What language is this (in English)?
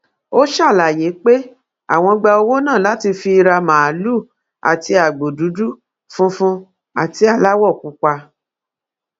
Yoruba